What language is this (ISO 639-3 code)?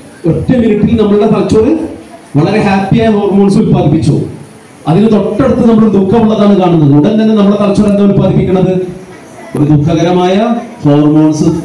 mal